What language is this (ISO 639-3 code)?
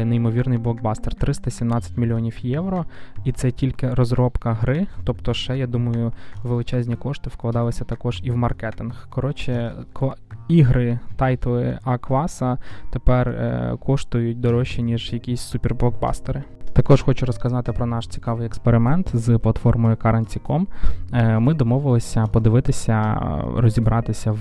ukr